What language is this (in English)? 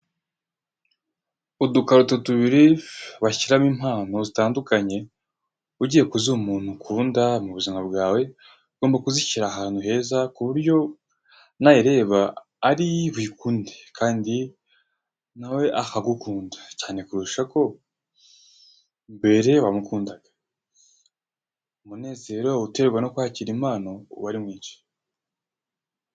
Kinyarwanda